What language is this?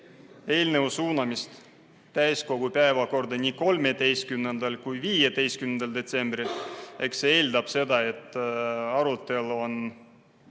Estonian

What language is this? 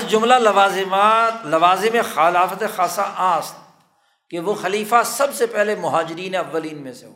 Urdu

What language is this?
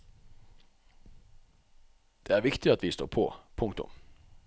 Norwegian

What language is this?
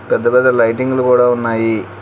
Telugu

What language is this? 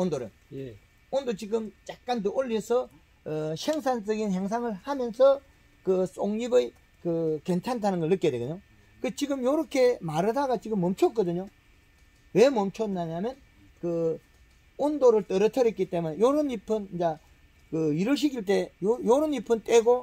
Korean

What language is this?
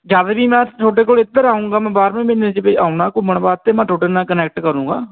Punjabi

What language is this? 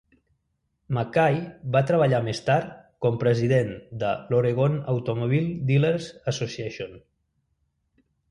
Catalan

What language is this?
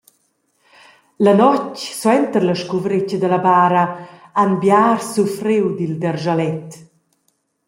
Romansh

